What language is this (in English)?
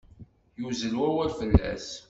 Kabyle